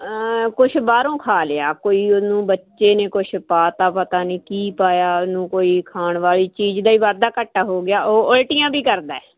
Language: Punjabi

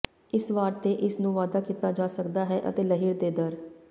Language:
Punjabi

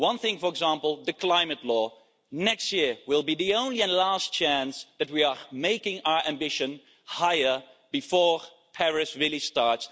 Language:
English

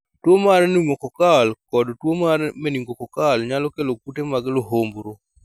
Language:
Luo (Kenya and Tanzania)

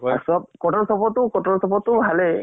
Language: Assamese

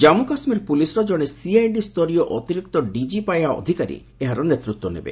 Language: Odia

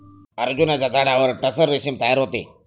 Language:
Marathi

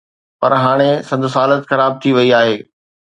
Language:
Sindhi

